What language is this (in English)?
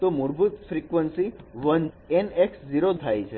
Gujarati